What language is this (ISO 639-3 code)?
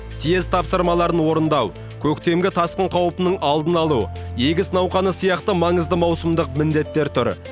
kaz